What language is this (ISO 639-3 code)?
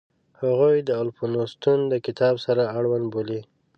pus